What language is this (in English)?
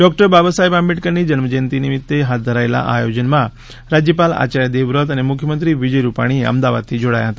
Gujarati